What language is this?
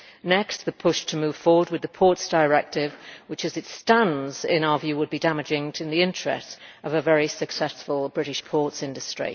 English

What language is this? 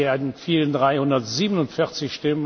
German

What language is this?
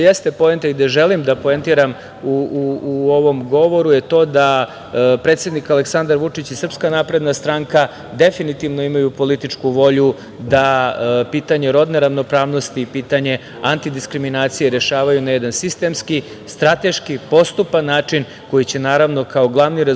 Serbian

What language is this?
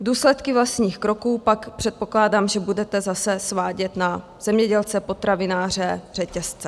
Czech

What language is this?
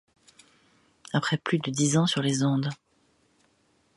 French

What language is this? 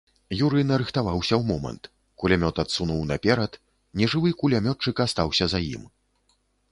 Belarusian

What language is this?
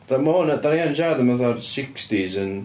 Welsh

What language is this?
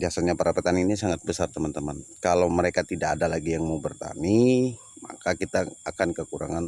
Indonesian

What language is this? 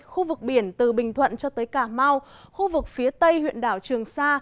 Vietnamese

